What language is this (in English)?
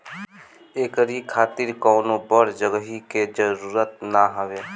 Bhojpuri